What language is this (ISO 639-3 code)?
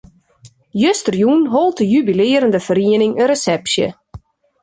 fry